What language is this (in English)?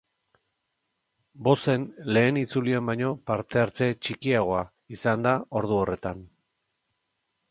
Basque